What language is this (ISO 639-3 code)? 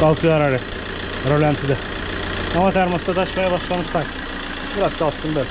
tur